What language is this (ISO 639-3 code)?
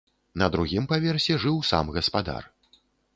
bel